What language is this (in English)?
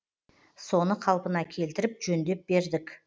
Kazakh